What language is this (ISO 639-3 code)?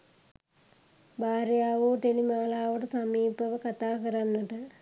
sin